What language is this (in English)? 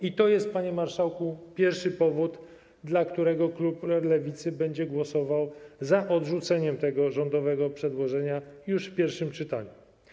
Polish